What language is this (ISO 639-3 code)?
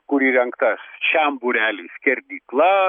lit